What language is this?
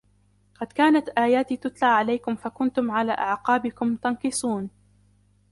Arabic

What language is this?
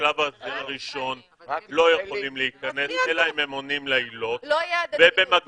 Hebrew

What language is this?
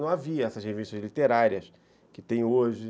Portuguese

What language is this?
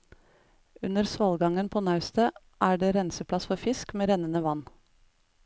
Norwegian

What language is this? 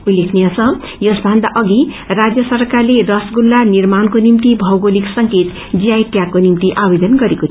Nepali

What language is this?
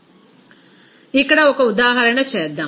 Telugu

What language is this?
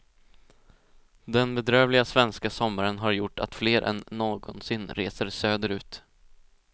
Swedish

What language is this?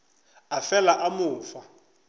Northern Sotho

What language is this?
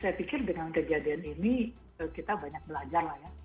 Indonesian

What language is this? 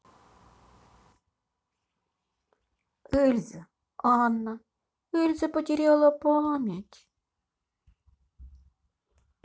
Russian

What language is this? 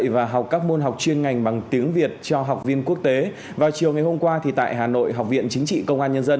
Vietnamese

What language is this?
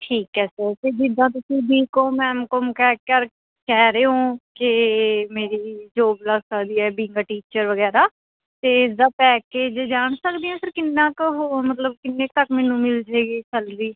Punjabi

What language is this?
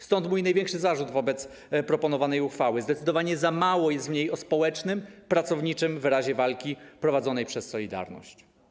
Polish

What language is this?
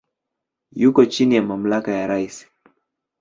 Swahili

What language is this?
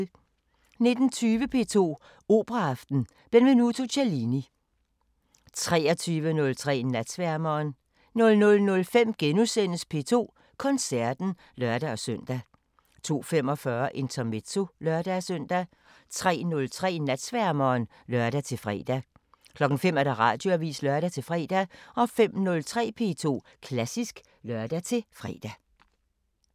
Danish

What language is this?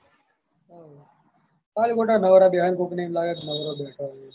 Gujarati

